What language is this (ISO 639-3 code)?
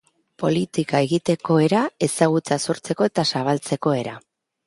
eus